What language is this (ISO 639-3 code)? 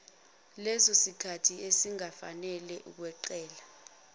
zul